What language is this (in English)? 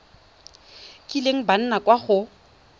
Tswana